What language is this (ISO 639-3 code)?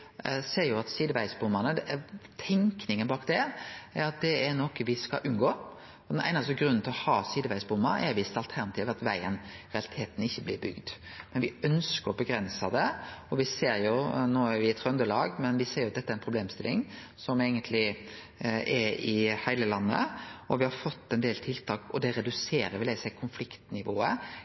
nno